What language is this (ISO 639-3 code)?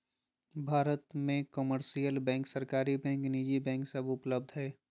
mag